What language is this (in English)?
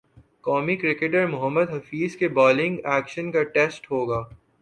Urdu